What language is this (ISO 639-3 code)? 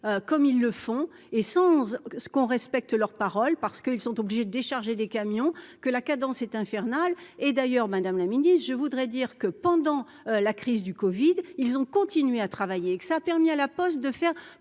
fra